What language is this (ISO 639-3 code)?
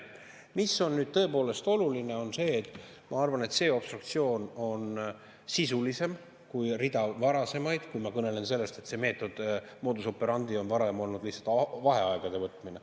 est